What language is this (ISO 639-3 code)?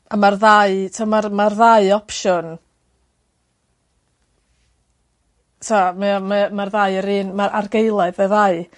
cym